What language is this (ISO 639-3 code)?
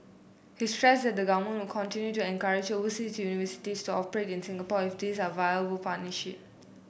eng